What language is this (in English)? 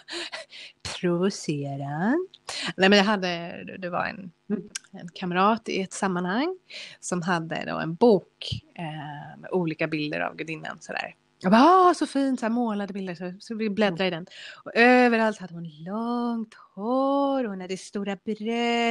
Swedish